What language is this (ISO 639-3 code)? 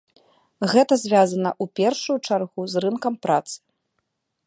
bel